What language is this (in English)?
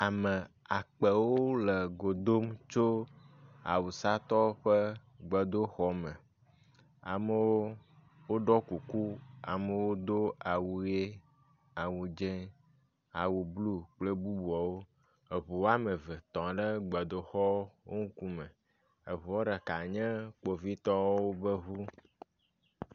Ewe